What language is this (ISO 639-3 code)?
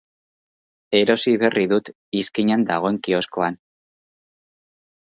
eus